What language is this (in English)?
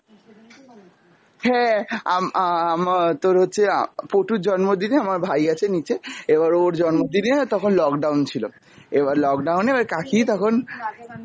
Bangla